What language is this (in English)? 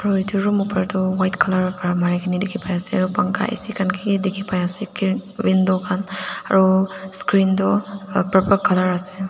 Naga Pidgin